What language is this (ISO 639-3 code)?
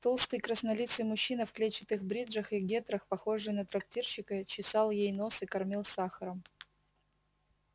rus